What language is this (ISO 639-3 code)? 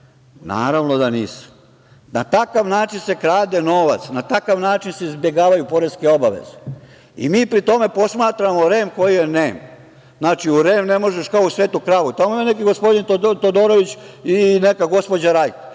srp